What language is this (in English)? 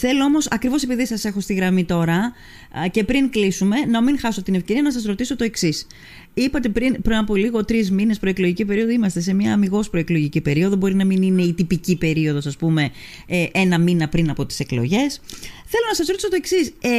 Greek